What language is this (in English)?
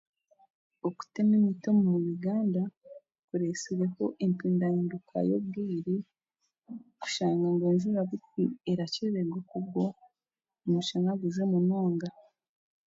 Chiga